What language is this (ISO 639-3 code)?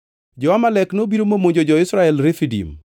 luo